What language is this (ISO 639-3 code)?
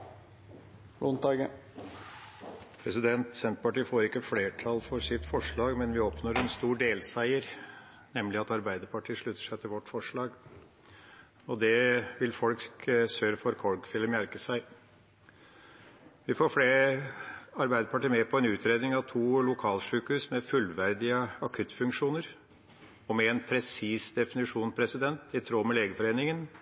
nor